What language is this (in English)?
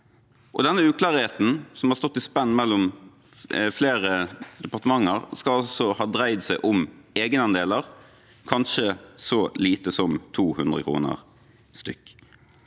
Norwegian